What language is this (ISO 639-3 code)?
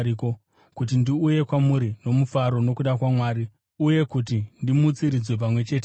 sna